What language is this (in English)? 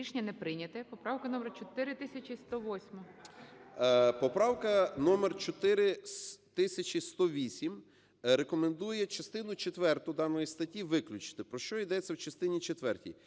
Ukrainian